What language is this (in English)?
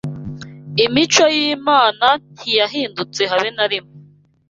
Kinyarwanda